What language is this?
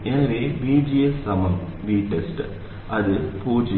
Tamil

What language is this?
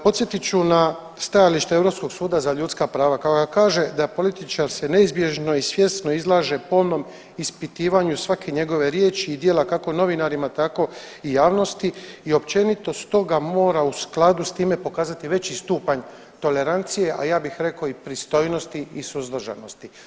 Croatian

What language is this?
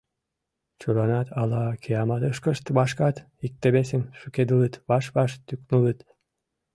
Mari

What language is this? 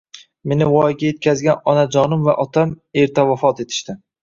Uzbek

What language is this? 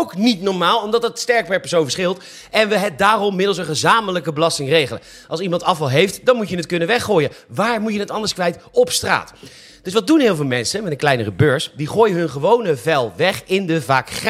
Dutch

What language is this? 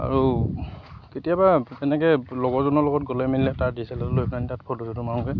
Assamese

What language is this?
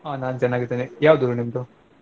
Kannada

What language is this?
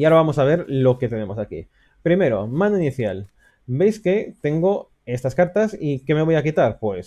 Spanish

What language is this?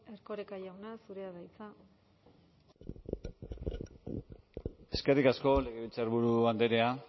Basque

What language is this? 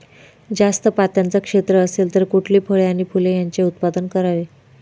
Marathi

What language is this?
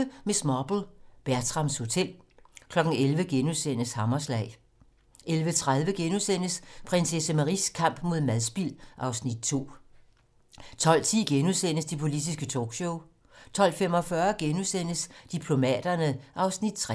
Danish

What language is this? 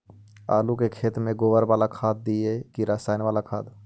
Magahi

